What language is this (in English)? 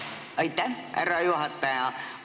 Estonian